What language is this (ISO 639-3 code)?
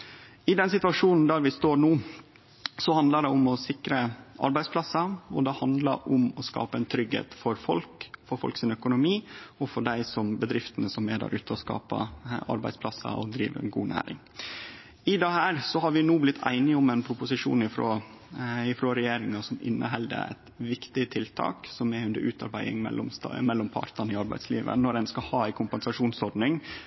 nno